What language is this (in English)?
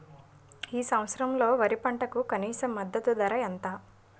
Telugu